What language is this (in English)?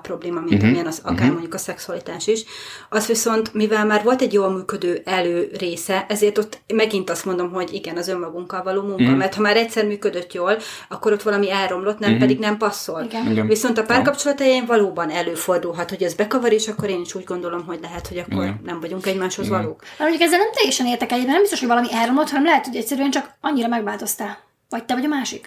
Hungarian